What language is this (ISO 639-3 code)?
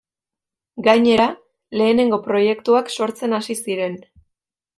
eus